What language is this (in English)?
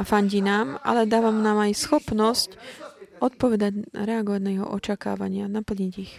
Slovak